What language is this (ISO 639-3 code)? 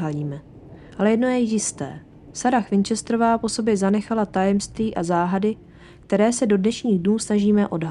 ces